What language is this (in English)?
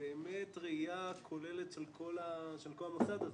Hebrew